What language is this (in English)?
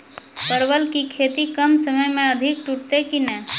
Maithili